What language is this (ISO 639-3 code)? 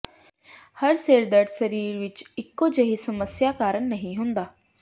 pan